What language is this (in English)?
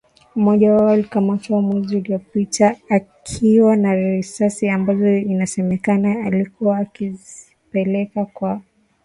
Swahili